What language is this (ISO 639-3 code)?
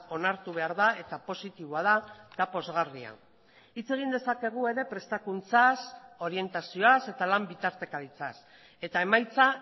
eus